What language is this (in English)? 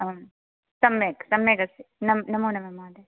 Sanskrit